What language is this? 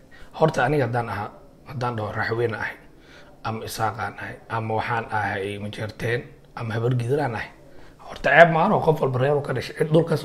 Arabic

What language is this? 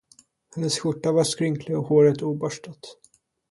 Swedish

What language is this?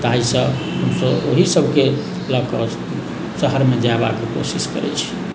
Maithili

